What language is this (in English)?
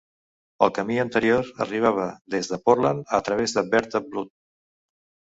Catalan